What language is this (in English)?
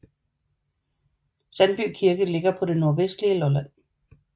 Danish